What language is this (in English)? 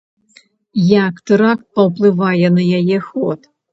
Belarusian